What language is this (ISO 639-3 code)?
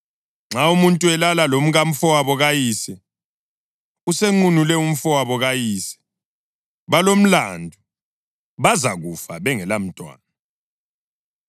nde